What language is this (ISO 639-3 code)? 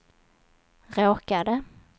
swe